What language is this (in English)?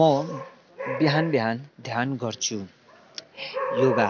Nepali